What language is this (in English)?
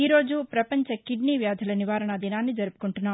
Telugu